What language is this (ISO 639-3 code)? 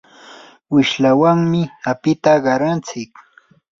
qur